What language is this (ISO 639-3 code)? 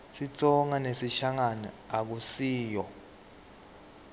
ssw